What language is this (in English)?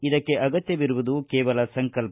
Kannada